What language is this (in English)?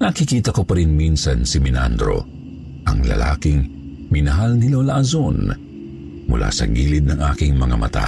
Filipino